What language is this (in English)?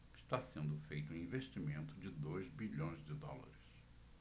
Portuguese